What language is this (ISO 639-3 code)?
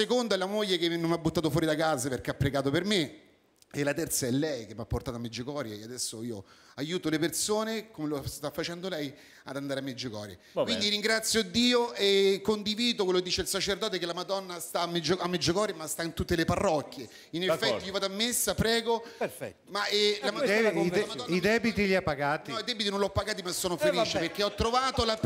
ita